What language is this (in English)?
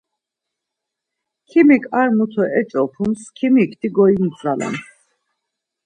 Laz